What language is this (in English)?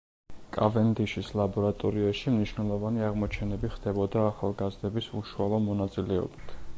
Georgian